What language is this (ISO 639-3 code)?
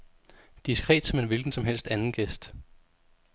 dan